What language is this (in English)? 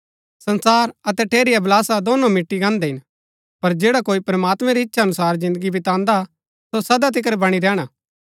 Gaddi